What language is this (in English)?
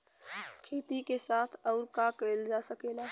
Bhojpuri